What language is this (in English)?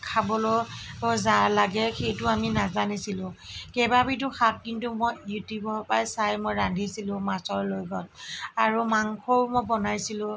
Assamese